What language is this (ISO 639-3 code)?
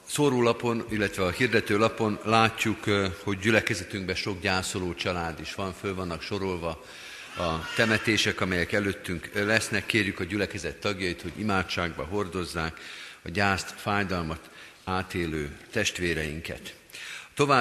hun